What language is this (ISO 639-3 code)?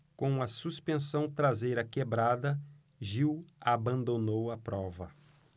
por